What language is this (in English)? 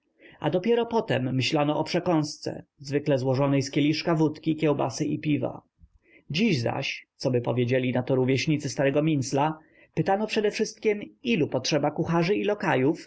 Polish